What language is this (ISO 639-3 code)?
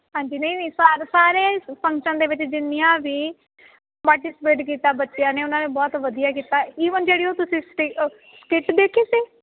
pan